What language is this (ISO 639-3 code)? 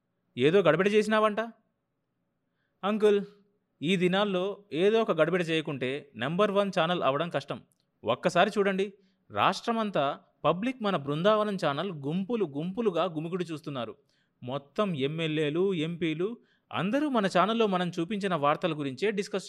tel